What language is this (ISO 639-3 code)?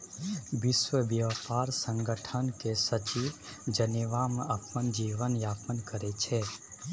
mai